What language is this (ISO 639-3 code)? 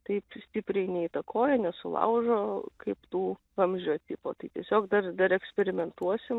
lit